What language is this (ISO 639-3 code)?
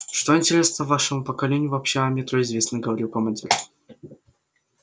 rus